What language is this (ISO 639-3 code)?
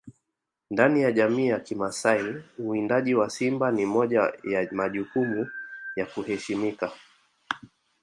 swa